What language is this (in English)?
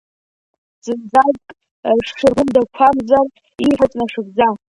Abkhazian